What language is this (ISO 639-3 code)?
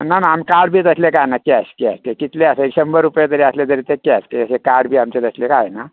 kok